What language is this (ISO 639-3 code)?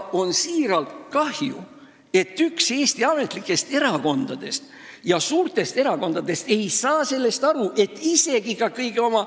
est